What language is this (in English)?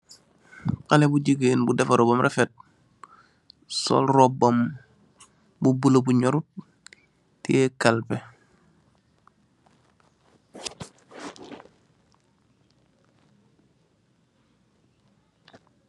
Wolof